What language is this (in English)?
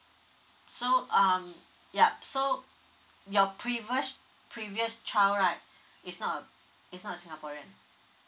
English